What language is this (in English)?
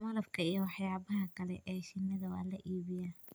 Somali